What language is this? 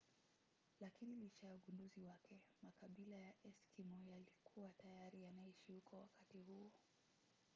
Swahili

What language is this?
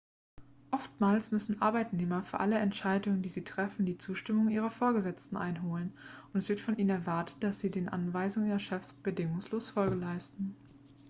German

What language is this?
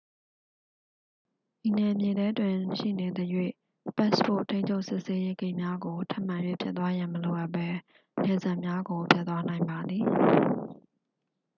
Burmese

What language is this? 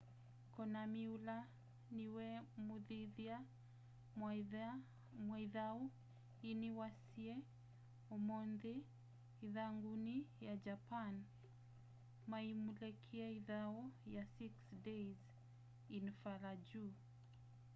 Kamba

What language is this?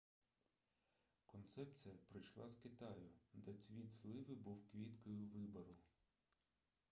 Ukrainian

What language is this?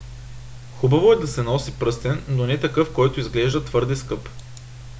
Bulgarian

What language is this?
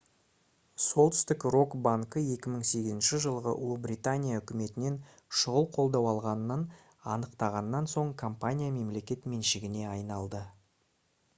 Kazakh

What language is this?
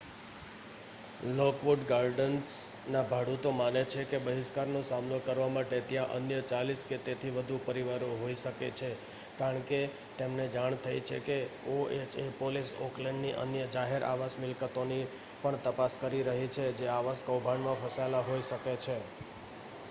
Gujarati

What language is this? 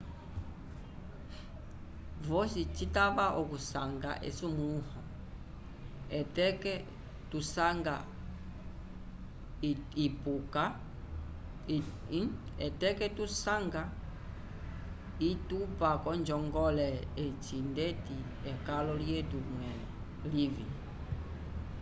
Umbundu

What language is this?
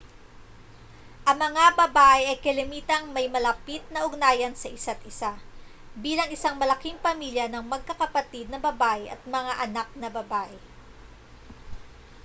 Filipino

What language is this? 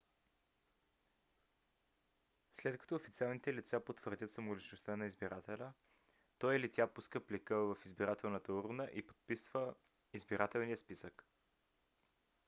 Bulgarian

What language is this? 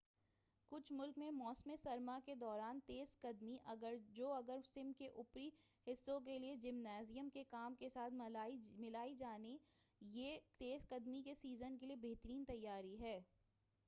Urdu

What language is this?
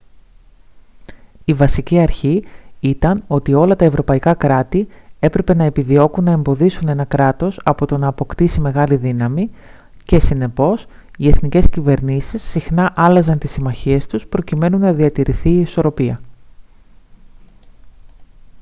Greek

